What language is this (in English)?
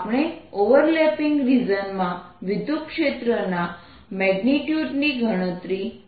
Gujarati